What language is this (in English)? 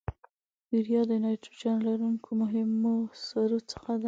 Pashto